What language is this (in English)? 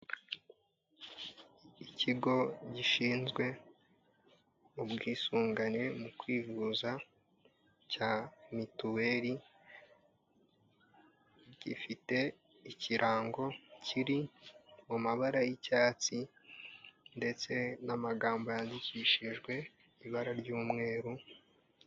Kinyarwanda